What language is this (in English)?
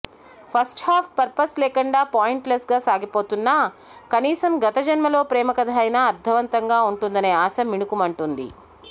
Telugu